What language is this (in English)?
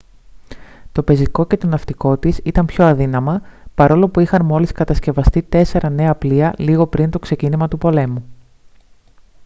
Greek